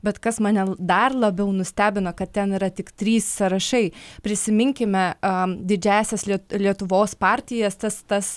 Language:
Lithuanian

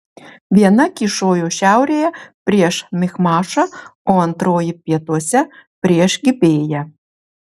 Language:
Lithuanian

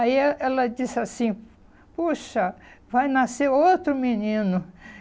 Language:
Portuguese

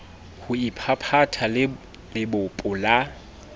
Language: Southern Sotho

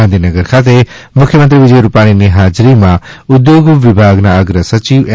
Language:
Gujarati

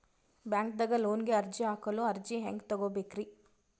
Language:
Kannada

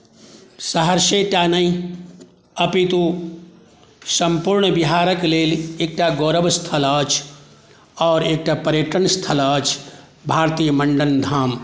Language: Maithili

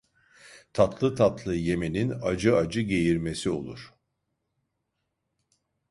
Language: Turkish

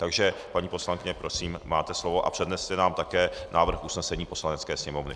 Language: Czech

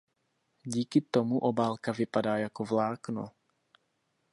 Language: Czech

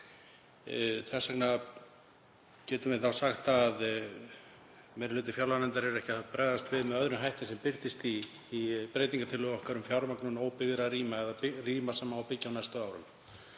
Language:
Icelandic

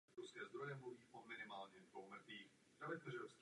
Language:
Czech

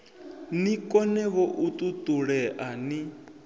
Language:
Venda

